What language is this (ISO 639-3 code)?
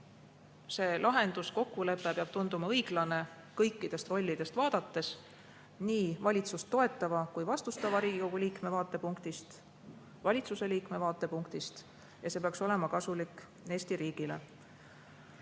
est